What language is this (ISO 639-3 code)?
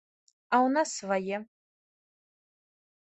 bel